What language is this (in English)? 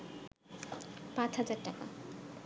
Bangla